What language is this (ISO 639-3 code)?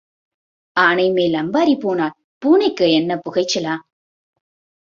tam